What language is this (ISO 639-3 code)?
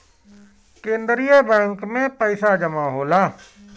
bho